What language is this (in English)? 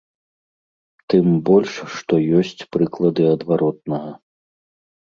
Belarusian